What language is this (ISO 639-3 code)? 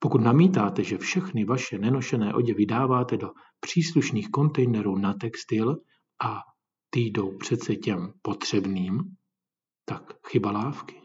ces